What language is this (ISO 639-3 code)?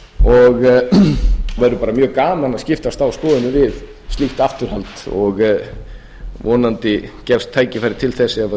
isl